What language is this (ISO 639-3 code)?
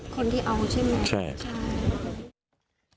tha